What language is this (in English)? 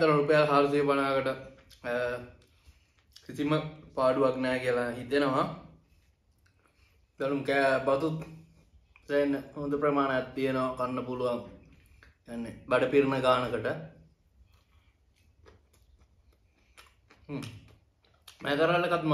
Indonesian